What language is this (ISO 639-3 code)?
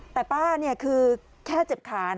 tha